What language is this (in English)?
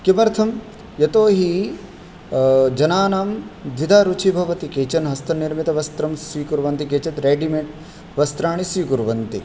Sanskrit